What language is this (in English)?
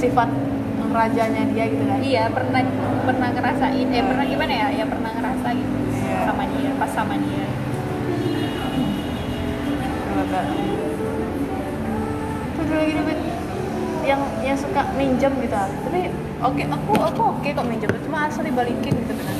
Indonesian